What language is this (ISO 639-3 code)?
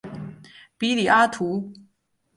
zho